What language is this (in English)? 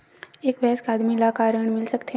Chhattisgarhi